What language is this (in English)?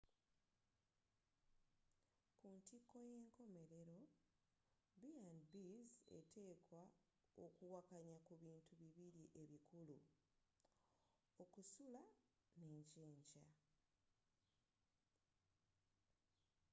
Ganda